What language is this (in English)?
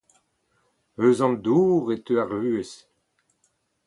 Breton